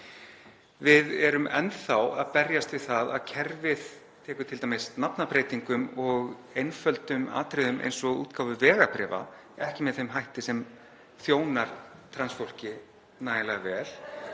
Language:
Icelandic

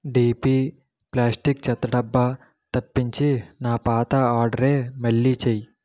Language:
Telugu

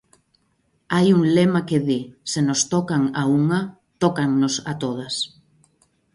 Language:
Galician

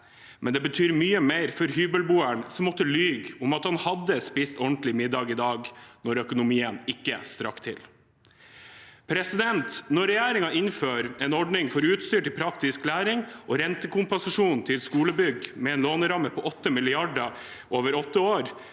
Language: Norwegian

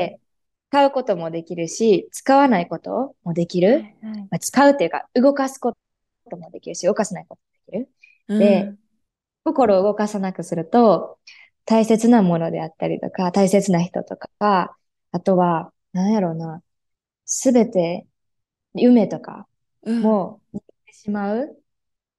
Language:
Japanese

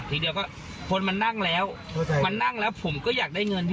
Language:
Thai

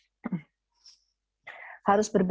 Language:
Indonesian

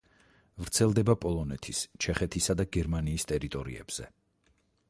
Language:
Georgian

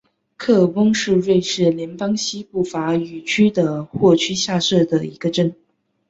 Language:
Chinese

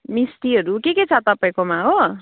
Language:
Nepali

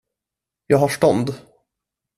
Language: Swedish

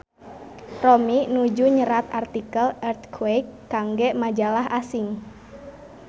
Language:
Sundanese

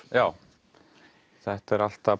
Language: Icelandic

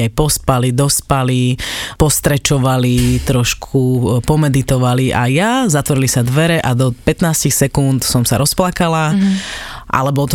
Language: Slovak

